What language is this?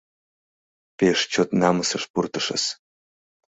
Mari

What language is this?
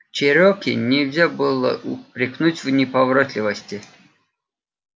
Russian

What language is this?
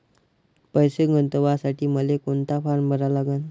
Marathi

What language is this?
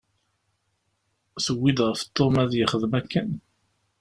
Kabyle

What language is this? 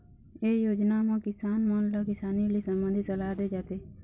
Chhattisgarhi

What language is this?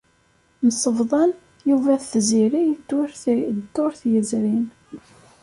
Kabyle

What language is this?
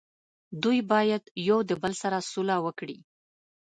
Pashto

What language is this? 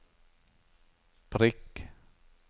Norwegian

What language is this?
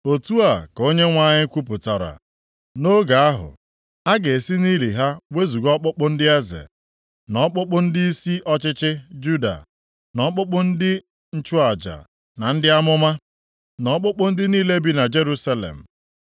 Igbo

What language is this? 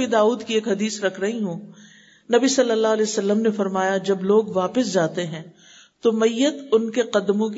Urdu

